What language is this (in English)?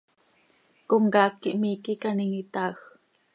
Seri